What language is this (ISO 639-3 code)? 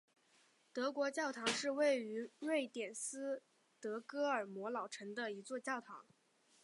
zho